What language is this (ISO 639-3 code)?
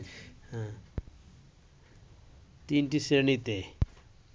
ben